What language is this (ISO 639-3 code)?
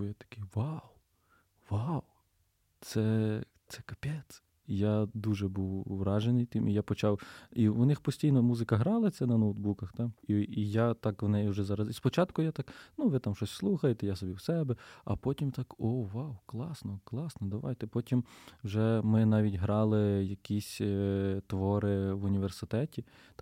ukr